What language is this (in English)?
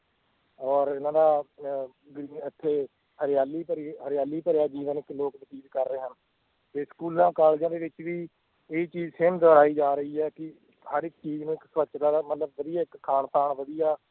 Punjabi